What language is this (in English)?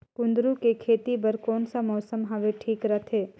Chhattisgarhi